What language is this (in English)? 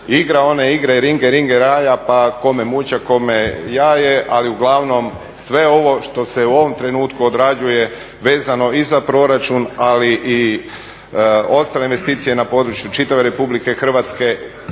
Croatian